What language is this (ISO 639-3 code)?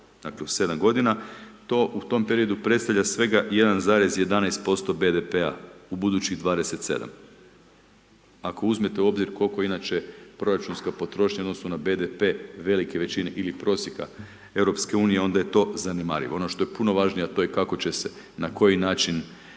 hrv